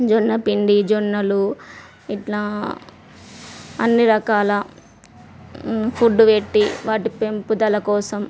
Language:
Telugu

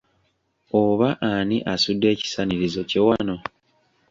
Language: Ganda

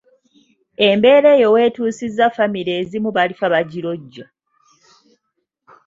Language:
Ganda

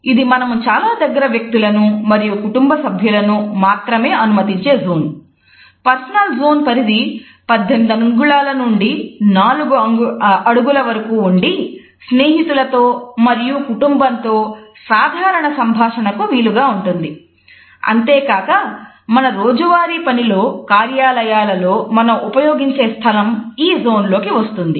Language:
Telugu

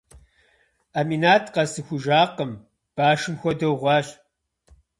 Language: Kabardian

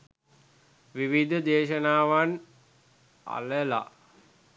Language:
Sinhala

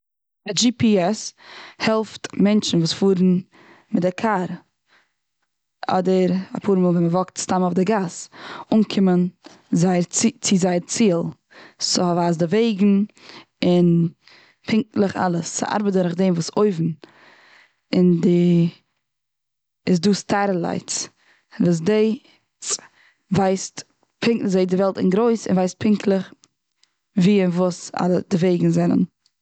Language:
Yiddish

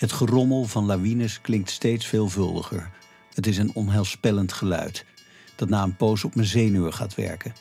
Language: Dutch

